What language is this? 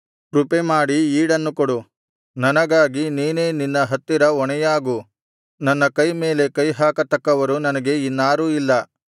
Kannada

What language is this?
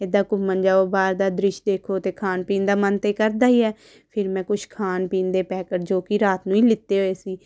Punjabi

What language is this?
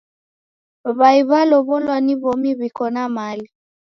Taita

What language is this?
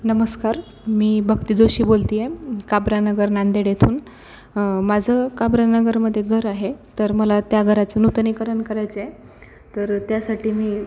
Marathi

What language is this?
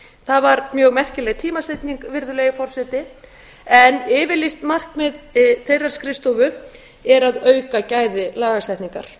Icelandic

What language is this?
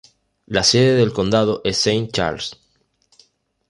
Spanish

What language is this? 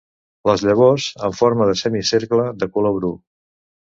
Catalan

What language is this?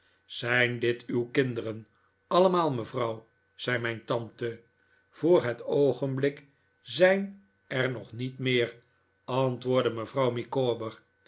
Dutch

